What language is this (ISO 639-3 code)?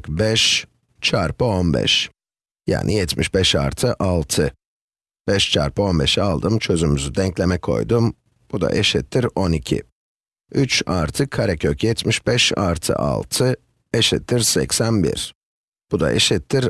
tur